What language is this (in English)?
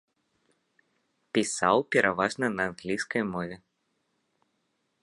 Belarusian